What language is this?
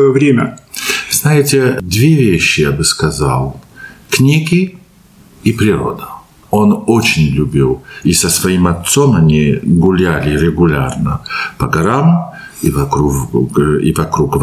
Russian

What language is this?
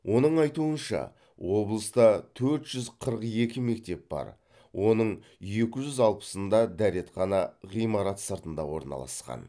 Kazakh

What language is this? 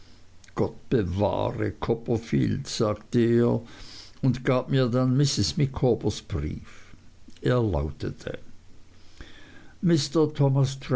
German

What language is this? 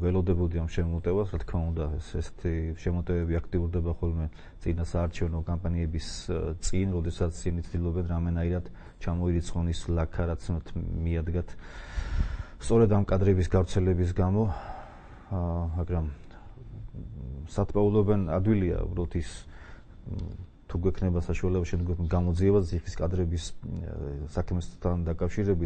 Romanian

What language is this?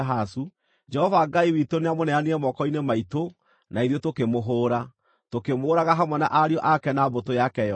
Kikuyu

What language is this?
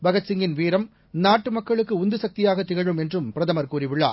Tamil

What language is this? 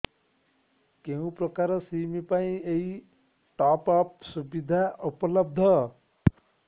Odia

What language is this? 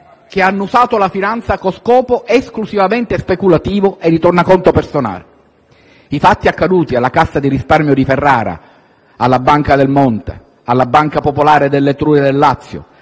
Italian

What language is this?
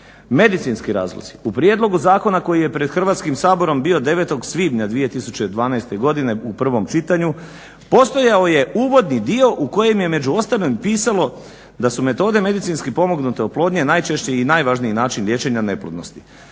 Croatian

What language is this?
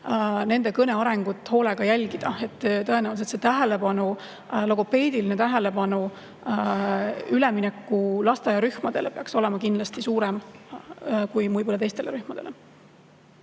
Estonian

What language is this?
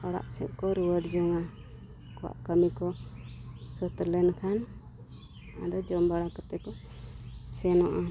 Santali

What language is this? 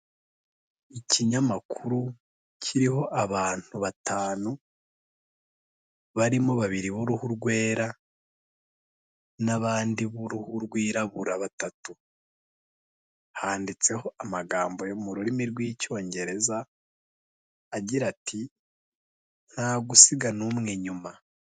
Kinyarwanda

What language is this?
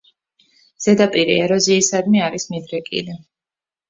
Georgian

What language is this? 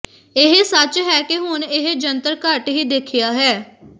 Punjabi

